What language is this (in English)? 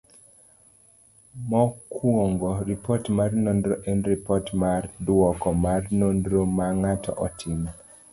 Luo (Kenya and Tanzania)